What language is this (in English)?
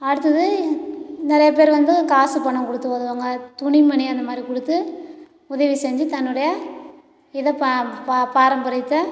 Tamil